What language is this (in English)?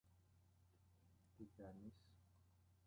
Greek